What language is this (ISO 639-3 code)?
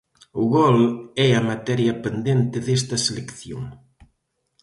glg